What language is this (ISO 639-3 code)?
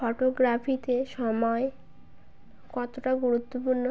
ben